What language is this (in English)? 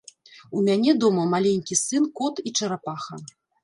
Belarusian